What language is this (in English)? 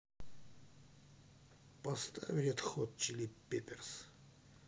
Russian